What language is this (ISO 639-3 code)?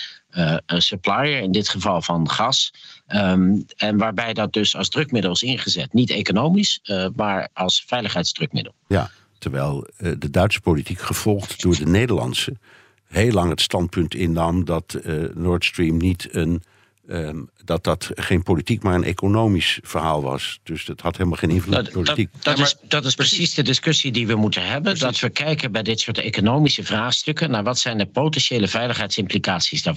nld